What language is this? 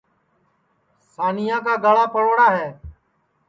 Sansi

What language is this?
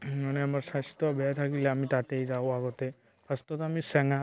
Assamese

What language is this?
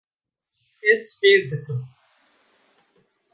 Kurdish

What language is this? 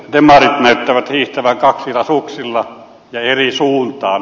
Finnish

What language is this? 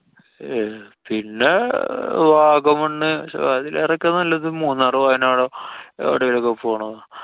Malayalam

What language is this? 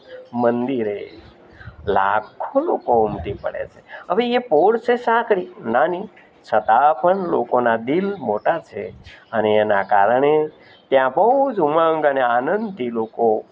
Gujarati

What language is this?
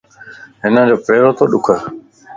Lasi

